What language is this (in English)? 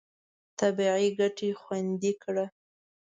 Pashto